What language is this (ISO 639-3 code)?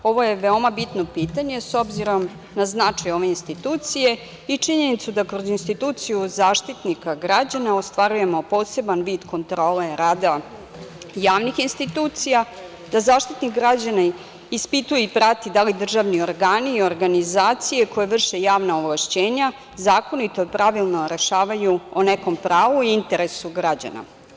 srp